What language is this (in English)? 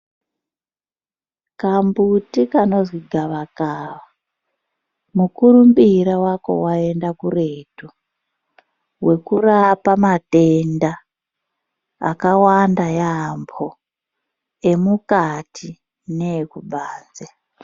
Ndau